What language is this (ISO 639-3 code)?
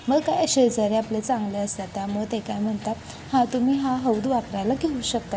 mar